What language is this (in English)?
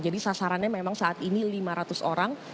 Indonesian